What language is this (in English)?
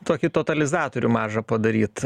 Lithuanian